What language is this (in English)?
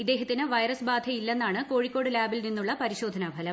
Malayalam